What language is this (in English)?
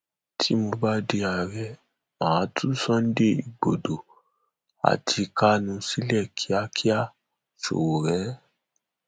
Yoruba